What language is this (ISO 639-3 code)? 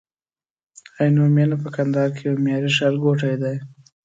pus